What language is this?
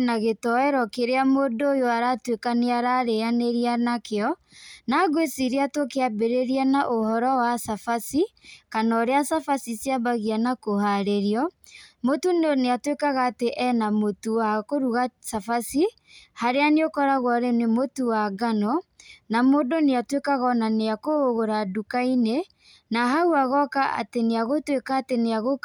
Kikuyu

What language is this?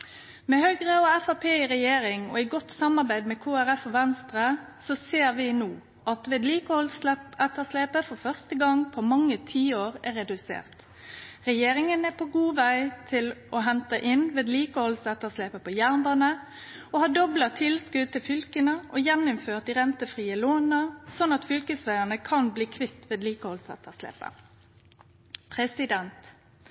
Norwegian Nynorsk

